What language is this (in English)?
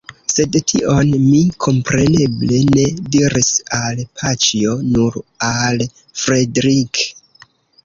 Esperanto